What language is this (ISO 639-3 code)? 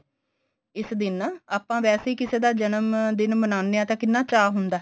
pan